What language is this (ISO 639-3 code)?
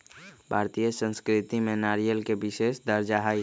mag